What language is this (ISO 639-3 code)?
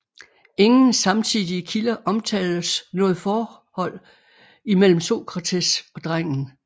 dan